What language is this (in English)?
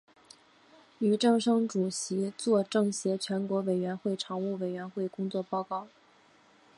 Chinese